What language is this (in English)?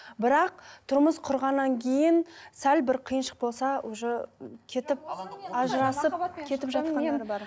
Kazakh